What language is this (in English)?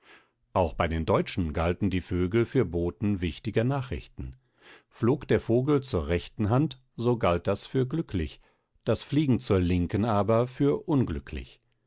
German